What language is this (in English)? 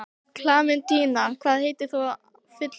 Icelandic